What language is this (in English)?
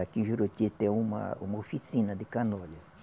Portuguese